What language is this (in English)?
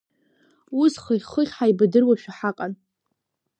Abkhazian